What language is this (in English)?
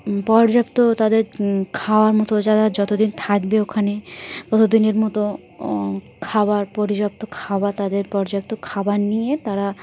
Bangla